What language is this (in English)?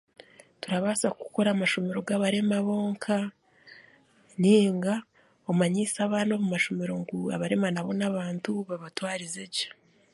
Chiga